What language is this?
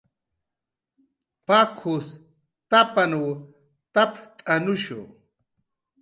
Jaqaru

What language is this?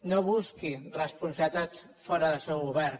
Catalan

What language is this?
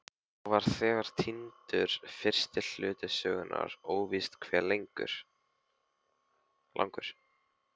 Icelandic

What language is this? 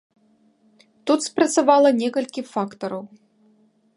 Belarusian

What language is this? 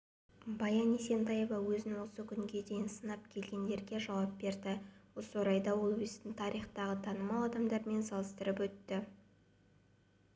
Kazakh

